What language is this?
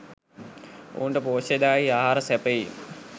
Sinhala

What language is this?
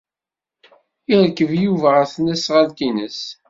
Kabyle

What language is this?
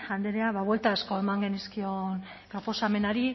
Basque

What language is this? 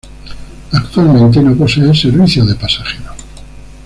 Spanish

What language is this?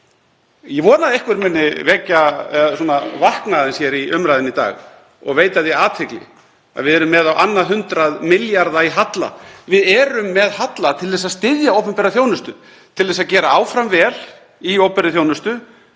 Icelandic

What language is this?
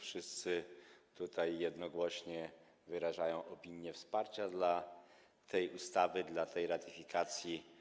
Polish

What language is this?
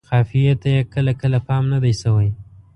Pashto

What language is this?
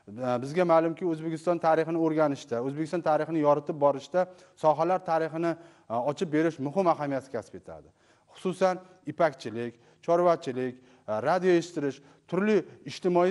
Dutch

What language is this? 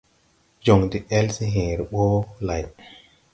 Tupuri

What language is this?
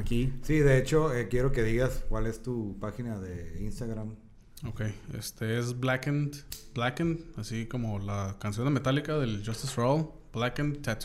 Spanish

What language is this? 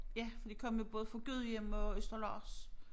Danish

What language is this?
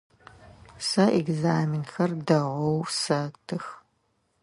Adyghe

